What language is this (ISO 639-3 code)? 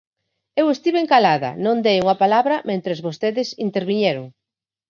glg